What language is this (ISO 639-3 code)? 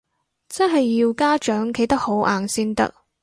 yue